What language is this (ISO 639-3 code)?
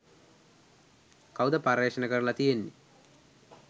sin